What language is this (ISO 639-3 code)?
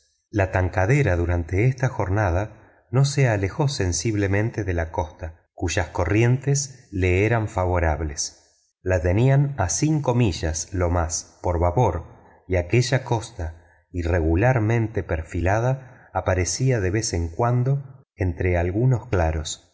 spa